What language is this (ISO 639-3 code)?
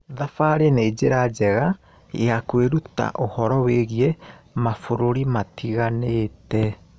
kik